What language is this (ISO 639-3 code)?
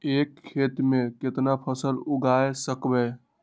mag